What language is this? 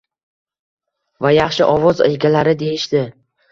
Uzbek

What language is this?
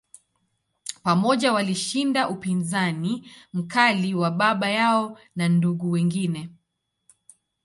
Swahili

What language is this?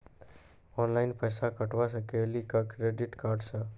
Maithili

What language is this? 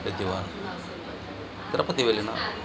Telugu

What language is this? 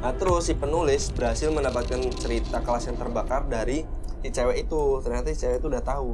Indonesian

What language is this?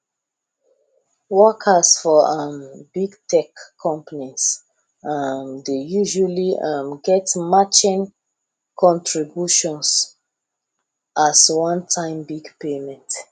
Nigerian Pidgin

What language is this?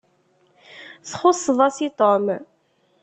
Kabyle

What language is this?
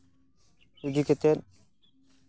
Santali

